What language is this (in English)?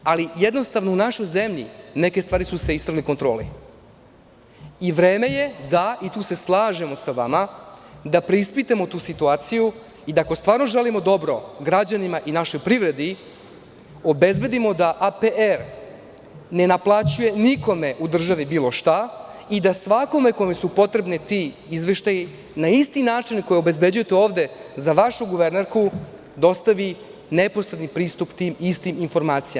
Serbian